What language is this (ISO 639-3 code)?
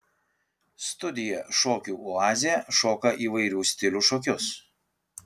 lit